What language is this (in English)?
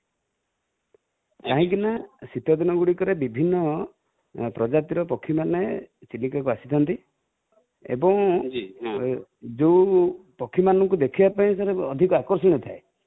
Odia